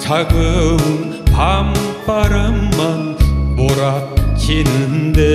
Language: Korean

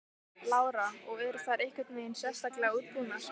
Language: Icelandic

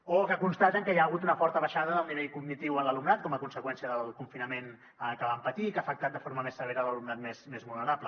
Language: Catalan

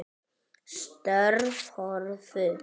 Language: Icelandic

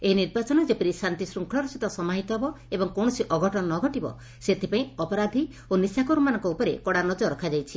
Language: Odia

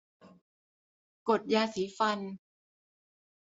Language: Thai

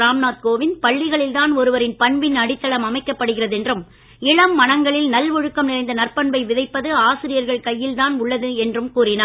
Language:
Tamil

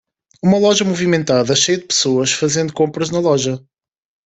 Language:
Portuguese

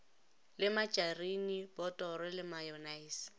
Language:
Northern Sotho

